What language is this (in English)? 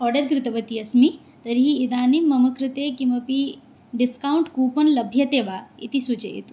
Sanskrit